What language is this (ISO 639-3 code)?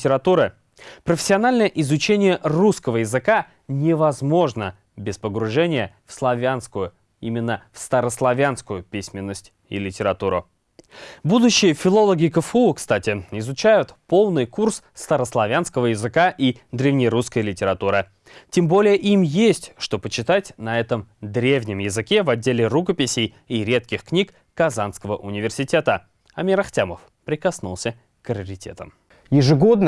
rus